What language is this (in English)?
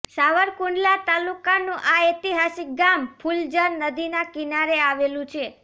Gujarati